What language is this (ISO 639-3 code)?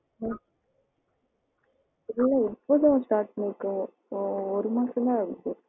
tam